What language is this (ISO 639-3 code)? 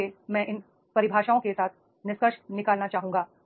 hin